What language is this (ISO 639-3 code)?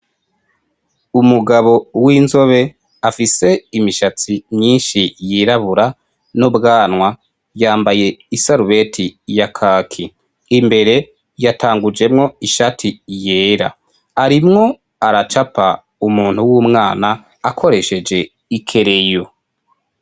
run